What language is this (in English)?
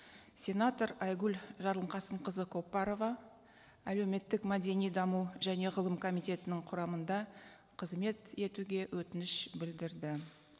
Kazakh